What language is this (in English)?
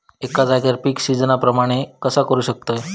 Marathi